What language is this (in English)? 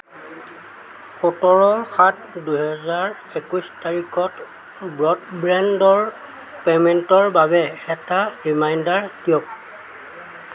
Assamese